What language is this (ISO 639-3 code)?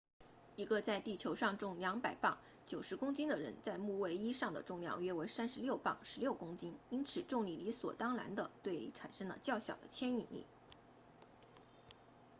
zho